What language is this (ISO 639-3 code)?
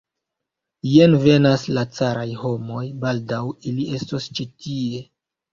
epo